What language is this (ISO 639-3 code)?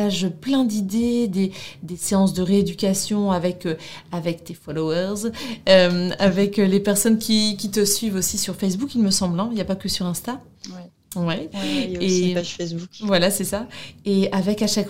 fra